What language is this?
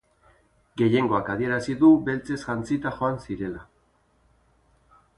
Basque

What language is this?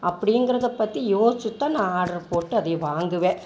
Tamil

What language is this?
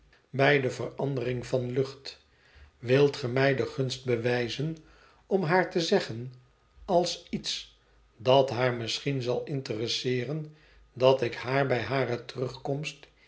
Dutch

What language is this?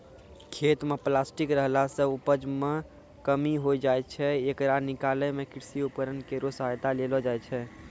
Maithili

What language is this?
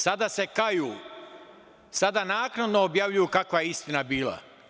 Serbian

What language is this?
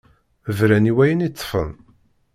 Kabyle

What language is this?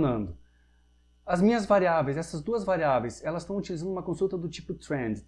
Portuguese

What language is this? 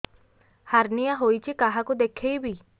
Odia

